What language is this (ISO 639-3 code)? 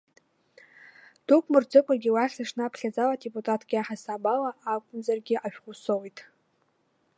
abk